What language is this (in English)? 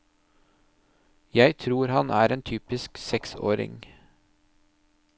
Norwegian